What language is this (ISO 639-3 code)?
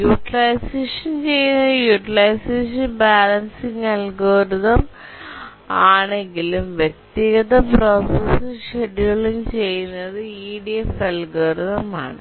mal